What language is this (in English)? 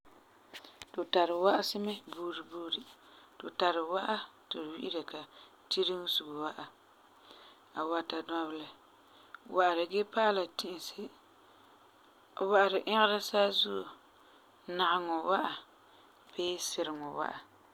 Frafra